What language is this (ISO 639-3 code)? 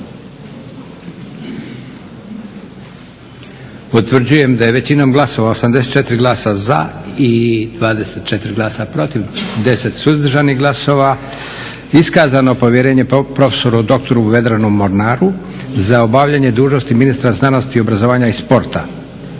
hrv